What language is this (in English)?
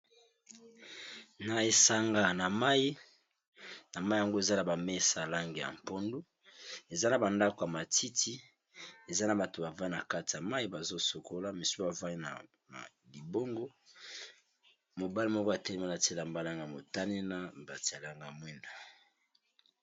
Lingala